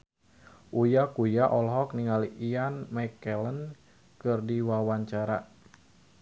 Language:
Sundanese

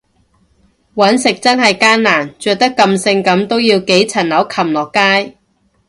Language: Cantonese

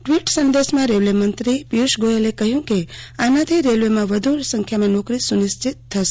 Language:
Gujarati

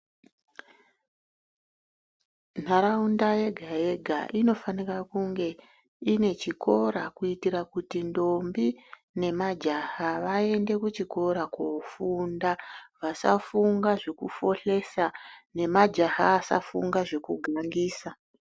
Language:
Ndau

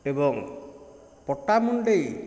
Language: Odia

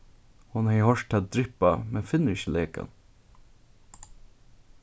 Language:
Faroese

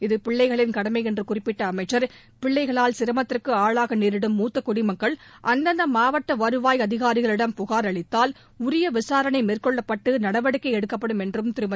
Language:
Tamil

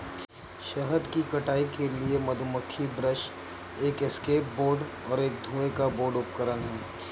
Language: Hindi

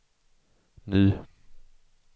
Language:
Swedish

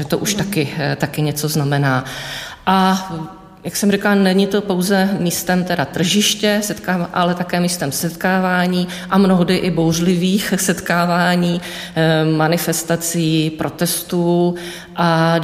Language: Czech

